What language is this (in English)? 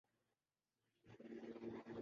Urdu